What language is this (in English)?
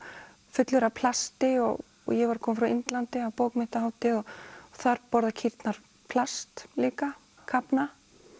Icelandic